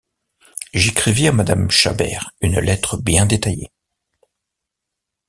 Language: French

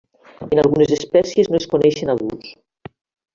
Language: Catalan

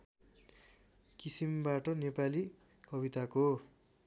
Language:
Nepali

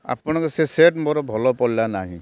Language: Odia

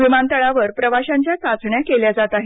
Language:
Marathi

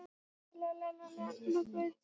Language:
Icelandic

